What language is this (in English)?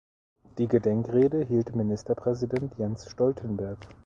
German